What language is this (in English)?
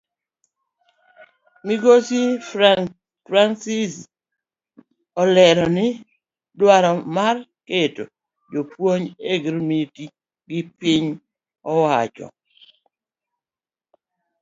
Luo (Kenya and Tanzania)